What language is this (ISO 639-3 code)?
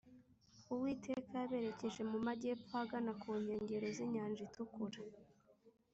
kin